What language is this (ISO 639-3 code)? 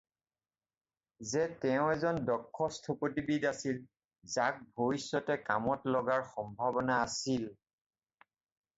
asm